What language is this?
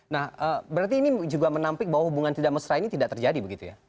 Indonesian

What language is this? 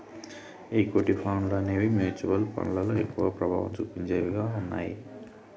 Telugu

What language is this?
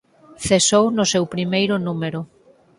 Galician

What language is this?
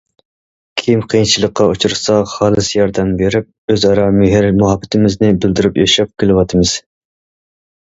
Uyghur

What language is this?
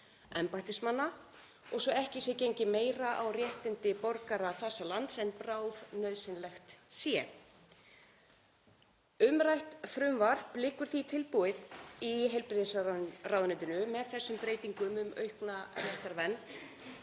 Icelandic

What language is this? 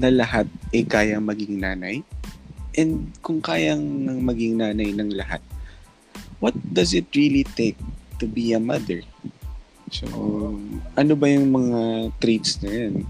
Filipino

